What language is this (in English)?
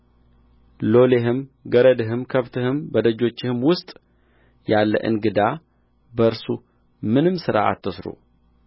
Amharic